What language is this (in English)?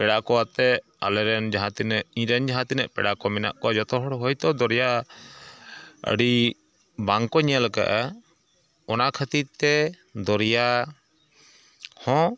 Santali